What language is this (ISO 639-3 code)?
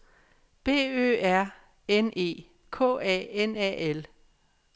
dan